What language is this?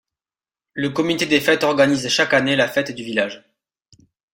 French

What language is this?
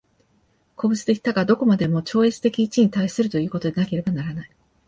Japanese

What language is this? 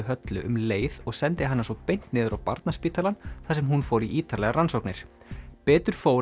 Icelandic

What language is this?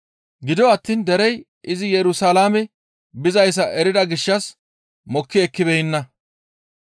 Gamo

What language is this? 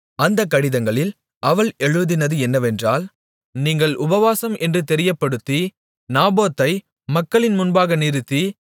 Tamil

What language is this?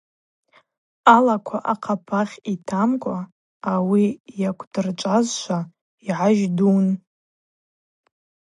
Abaza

